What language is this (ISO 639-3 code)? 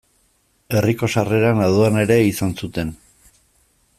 eus